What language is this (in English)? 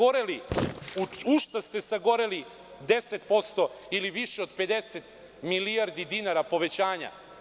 Serbian